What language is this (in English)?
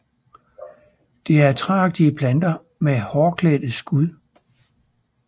Danish